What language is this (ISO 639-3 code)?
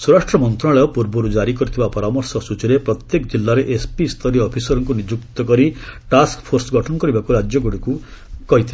ori